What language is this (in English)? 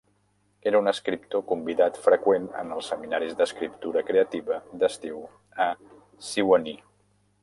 Catalan